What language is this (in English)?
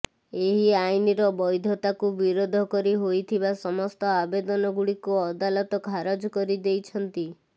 Odia